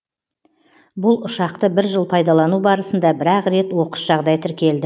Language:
Kazakh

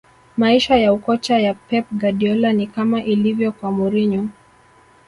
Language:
Swahili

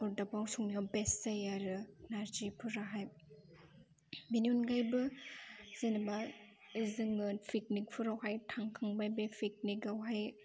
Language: Bodo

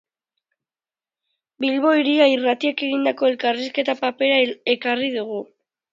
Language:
Basque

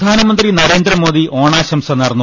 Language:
Malayalam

